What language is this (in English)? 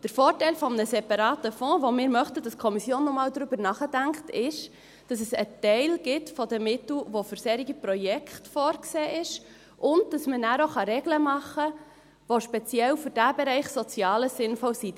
Swiss German